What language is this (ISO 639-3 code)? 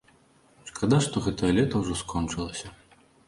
bel